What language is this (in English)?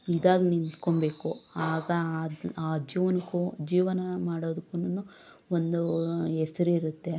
Kannada